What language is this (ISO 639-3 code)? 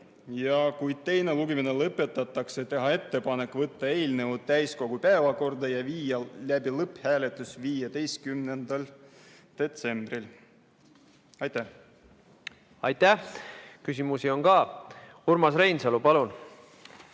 est